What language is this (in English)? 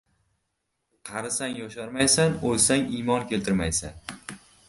Uzbek